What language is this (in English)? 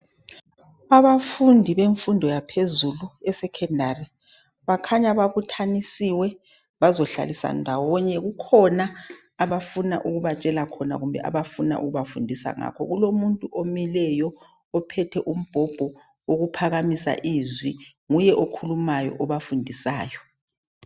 North Ndebele